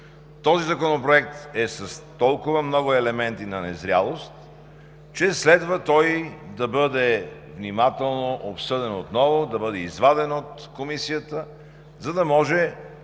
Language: Bulgarian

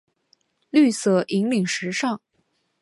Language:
Chinese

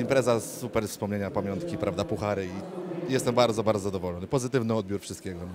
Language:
Polish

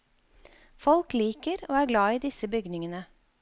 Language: Norwegian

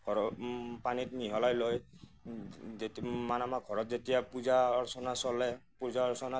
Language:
Assamese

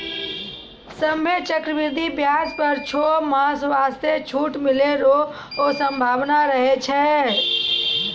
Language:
Maithili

